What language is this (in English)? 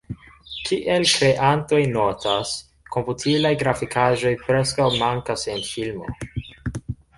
Esperanto